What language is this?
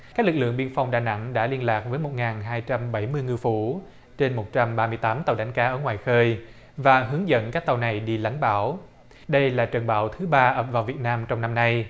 Vietnamese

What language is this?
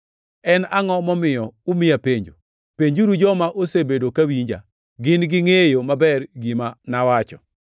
Luo (Kenya and Tanzania)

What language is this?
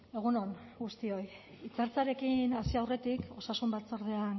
Basque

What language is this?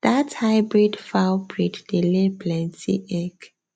Nigerian Pidgin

